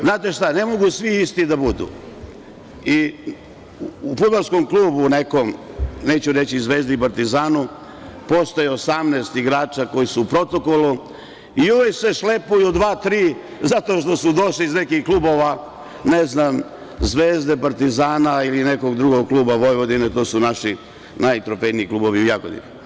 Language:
Serbian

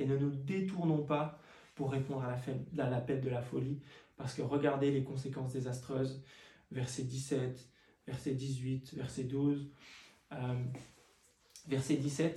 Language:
French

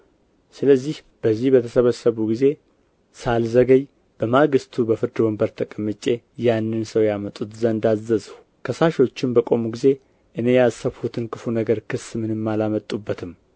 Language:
Amharic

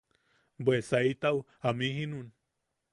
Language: Yaqui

